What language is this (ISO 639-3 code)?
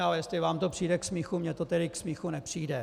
ces